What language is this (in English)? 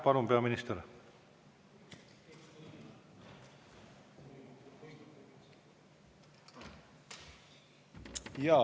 Estonian